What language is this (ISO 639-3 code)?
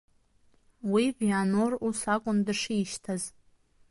abk